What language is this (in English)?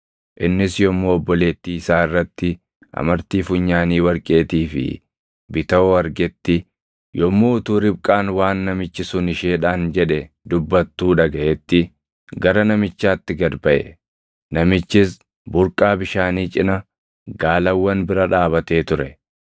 Oromo